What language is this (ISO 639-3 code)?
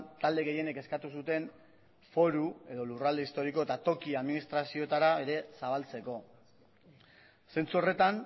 eus